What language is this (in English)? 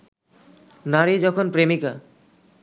Bangla